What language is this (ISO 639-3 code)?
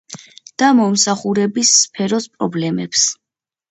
kat